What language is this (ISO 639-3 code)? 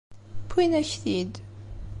kab